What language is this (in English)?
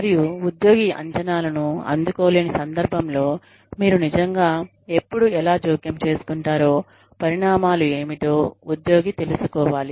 Telugu